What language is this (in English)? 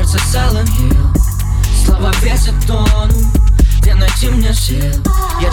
Russian